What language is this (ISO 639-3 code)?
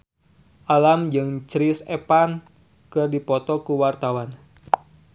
sun